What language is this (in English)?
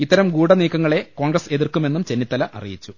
Malayalam